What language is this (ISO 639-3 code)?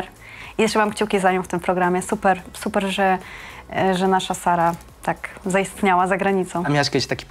pol